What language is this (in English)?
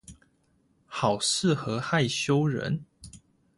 Chinese